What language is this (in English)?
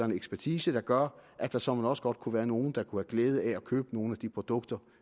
Danish